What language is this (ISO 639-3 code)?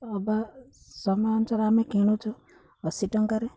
ori